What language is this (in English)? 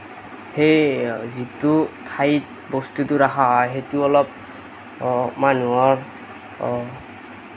Assamese